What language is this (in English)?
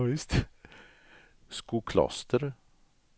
Swedish